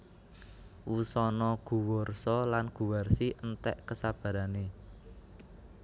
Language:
Javanese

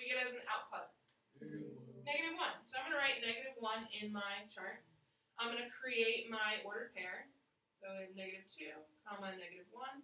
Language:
English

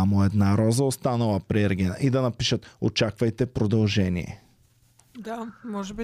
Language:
Bulgarian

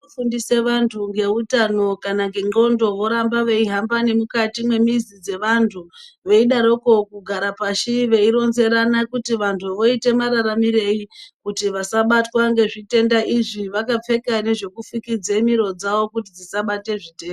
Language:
Ndau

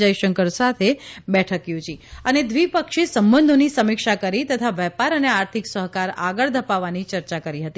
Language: Gujarati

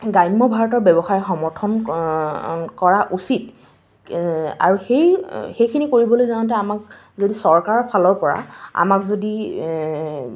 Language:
Assamese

